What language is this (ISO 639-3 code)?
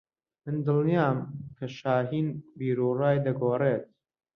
ckb